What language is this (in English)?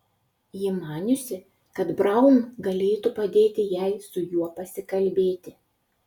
Lithuanian